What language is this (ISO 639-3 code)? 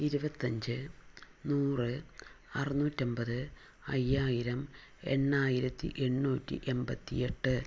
mal